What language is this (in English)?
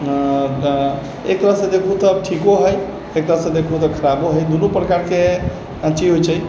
Maithili